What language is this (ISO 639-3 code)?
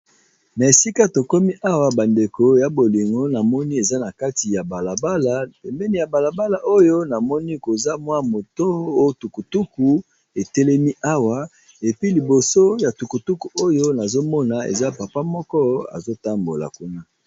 lin